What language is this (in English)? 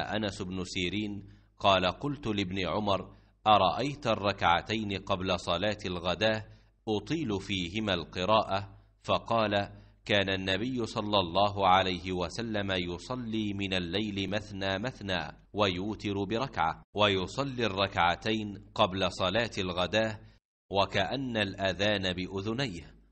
Arabic